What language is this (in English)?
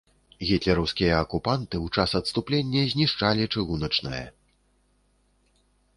Belarusian